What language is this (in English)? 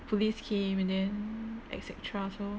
English